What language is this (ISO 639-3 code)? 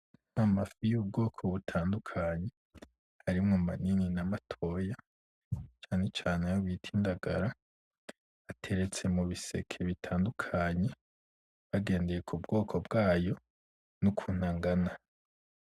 run